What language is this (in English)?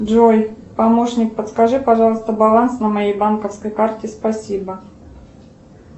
Russian